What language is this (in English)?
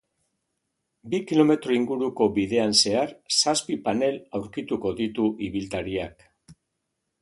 Basque